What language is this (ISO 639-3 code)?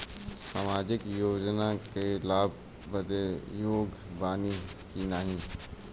bho